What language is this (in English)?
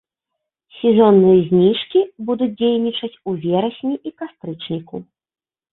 Belarusian